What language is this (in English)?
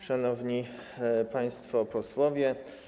Polish